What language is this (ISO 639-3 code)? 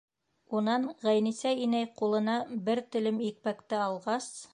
bak